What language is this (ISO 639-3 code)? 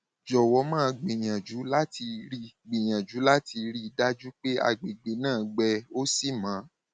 yor